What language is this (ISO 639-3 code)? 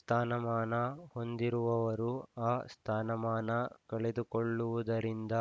kan